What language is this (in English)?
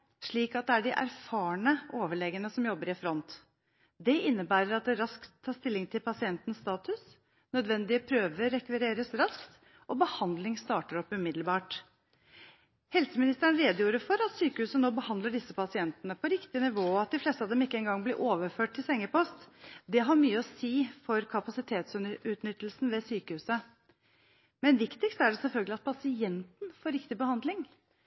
Norwegian Bokmål